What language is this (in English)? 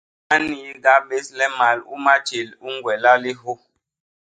Basaa